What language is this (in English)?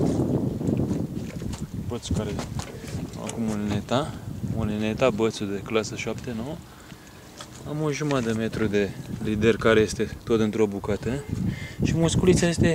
Romanian